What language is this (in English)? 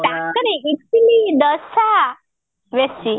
Odia